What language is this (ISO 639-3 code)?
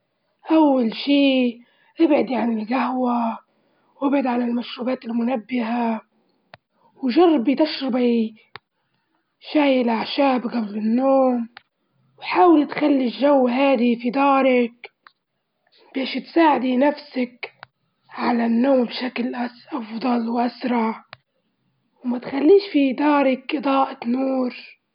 ayl